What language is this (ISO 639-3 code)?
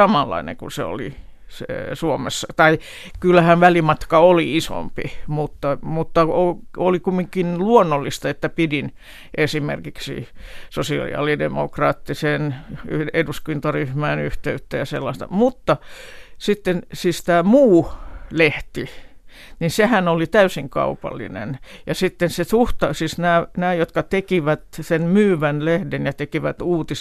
fin